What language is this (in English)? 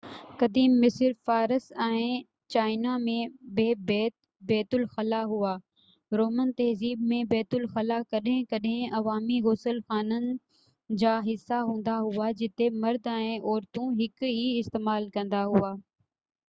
Sindhi